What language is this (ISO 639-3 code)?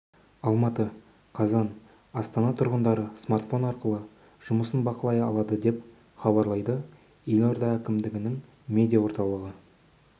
kaz